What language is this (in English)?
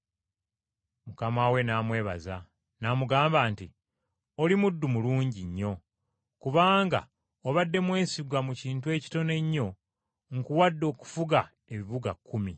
Ganda